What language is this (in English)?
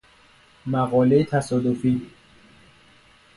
Persian